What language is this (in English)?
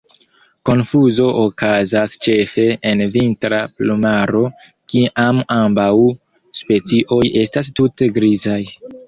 Esperanto